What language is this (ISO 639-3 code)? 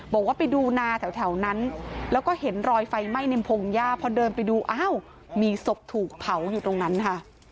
tha